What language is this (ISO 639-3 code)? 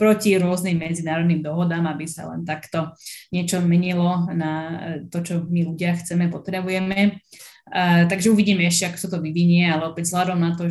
slk